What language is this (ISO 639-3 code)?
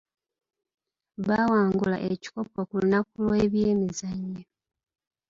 lug